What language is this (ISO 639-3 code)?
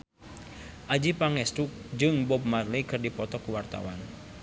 sun